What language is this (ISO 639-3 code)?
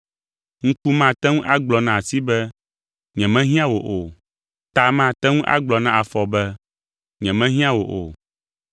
ewe